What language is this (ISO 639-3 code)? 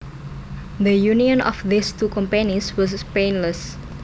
jav